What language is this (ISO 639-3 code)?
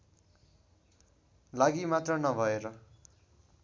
nep